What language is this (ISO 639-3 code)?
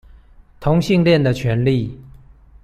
zho